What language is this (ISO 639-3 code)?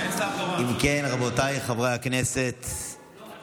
heb